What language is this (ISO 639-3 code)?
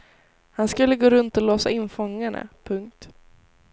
swe